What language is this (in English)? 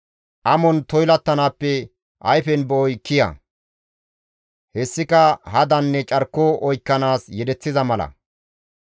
Gamo